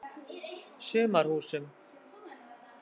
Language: Icelandic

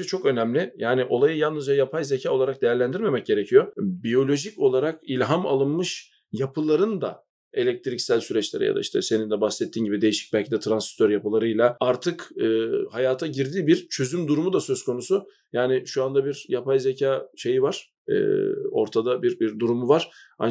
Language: Turkish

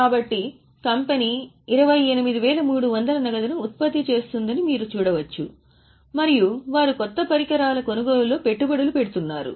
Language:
Telugu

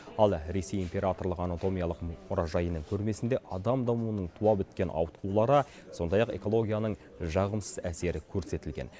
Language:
Kazakh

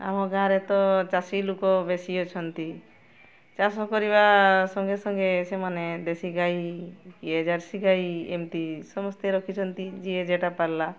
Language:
Odia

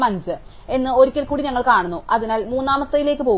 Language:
Malayalam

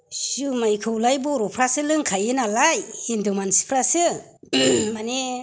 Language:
Bodo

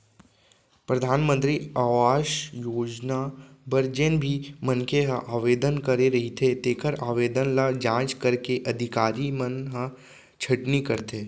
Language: Chhattisgarhi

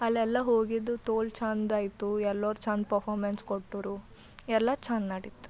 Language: Kannada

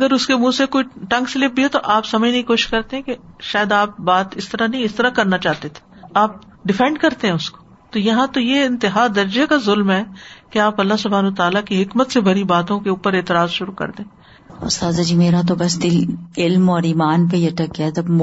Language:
Urdu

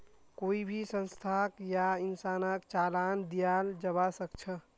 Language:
Magahi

